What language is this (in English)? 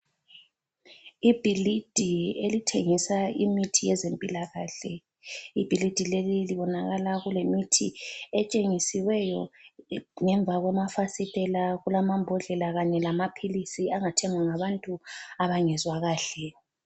North Ndebele